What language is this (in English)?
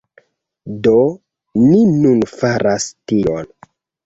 Esperanto